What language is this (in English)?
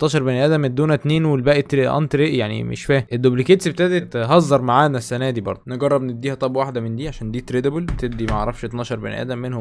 Arabic